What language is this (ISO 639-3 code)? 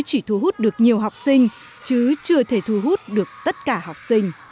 vie